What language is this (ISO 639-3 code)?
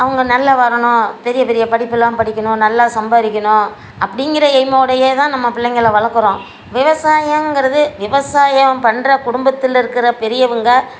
tam